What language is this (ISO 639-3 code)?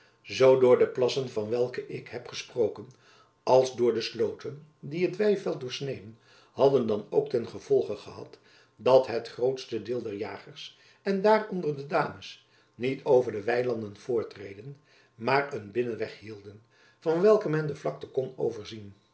nld